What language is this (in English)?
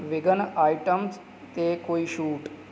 Punjabi